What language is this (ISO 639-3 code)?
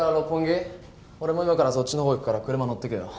jpn